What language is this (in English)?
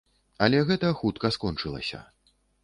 Belarusian